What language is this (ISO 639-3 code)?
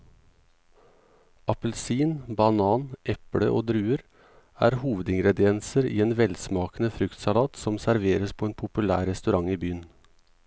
nor